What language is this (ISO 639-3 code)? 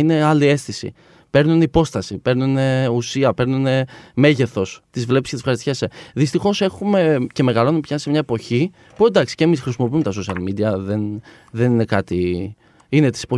ell